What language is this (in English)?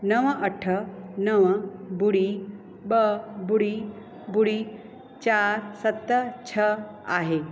Sindhi